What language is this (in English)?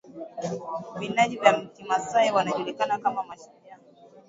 Swahili